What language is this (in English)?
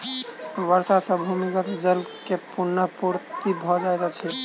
Maithili